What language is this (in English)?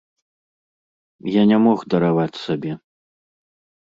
Belarusian